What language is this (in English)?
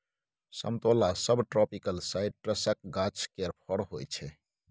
Maithili